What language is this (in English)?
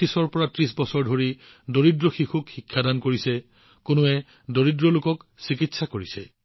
Assamese